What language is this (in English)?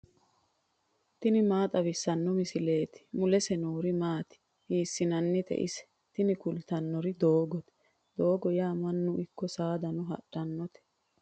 Sidamo